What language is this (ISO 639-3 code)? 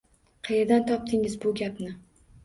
uzb